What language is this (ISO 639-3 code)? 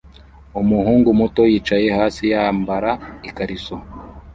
kin